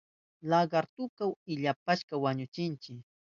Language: Southern Pastaza Quechua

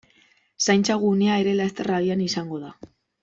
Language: Basque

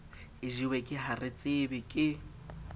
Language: Southern Sotho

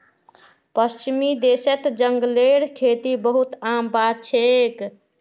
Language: Magahi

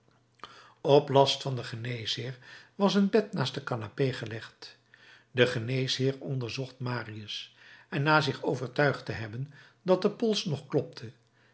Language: Dutch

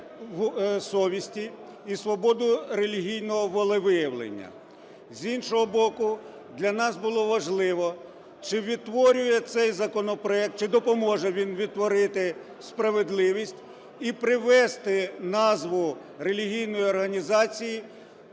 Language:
Ukrainian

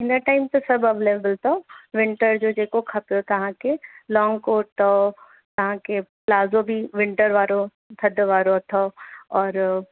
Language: Sindhi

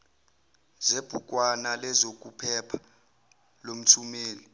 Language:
Zulu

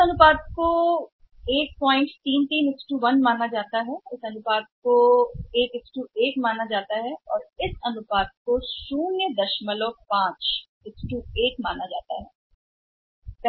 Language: Hindi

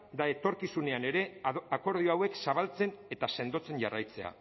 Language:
Basque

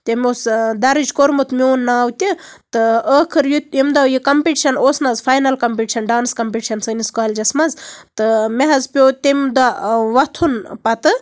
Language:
Kashmiri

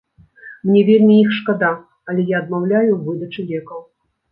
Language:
Belarusian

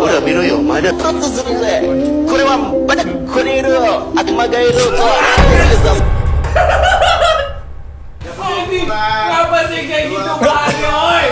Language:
Indonesian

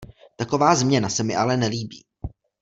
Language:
Czech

